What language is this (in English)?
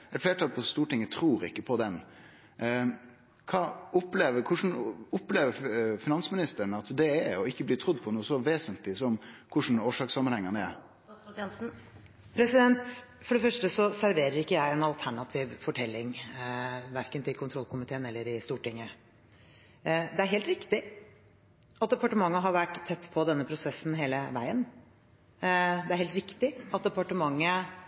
Norwegian